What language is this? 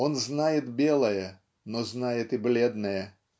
Russian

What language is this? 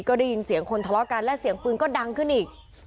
Thai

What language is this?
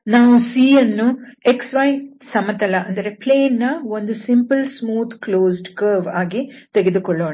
Kannada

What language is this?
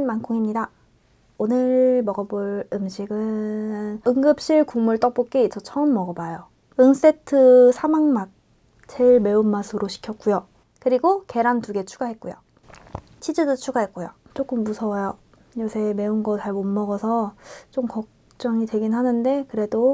Korean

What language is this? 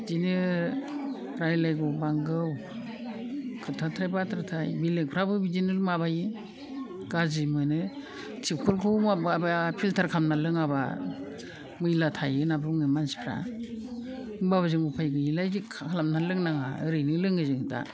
Bodo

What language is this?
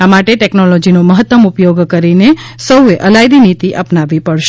Gujarati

